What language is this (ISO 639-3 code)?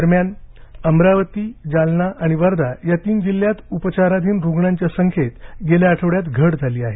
mar